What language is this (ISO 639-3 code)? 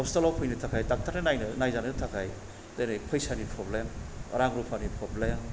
brx